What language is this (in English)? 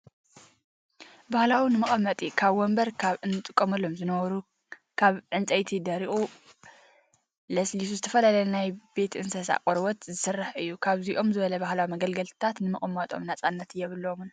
Tigrinya